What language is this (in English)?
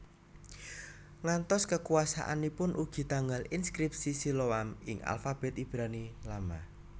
Javanese